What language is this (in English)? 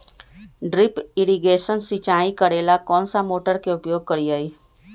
Magahi